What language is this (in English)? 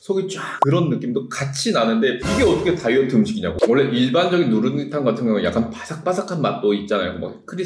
Korean